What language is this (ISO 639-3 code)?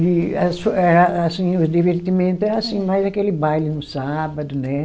por